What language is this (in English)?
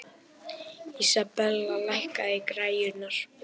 Icelandic